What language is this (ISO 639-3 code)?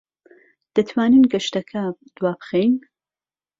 ckb